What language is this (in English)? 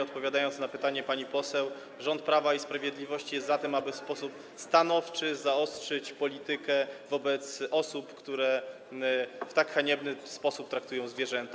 Polish